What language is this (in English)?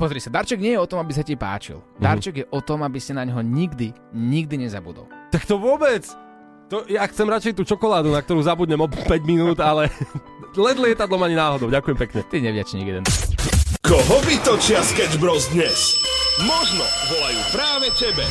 Slovak